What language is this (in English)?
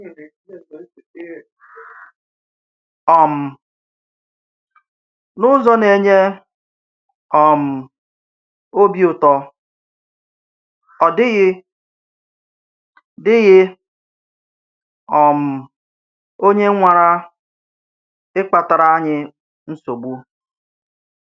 Igbo